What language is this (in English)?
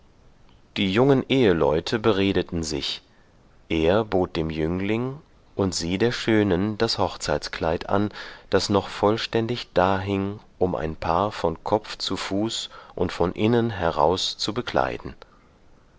German